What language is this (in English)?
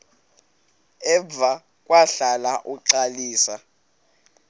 Xhosa